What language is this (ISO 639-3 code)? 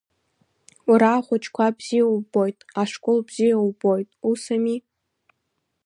abk